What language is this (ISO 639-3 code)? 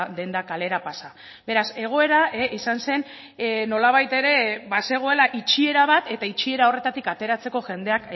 eus